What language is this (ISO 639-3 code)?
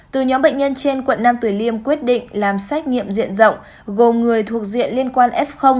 vie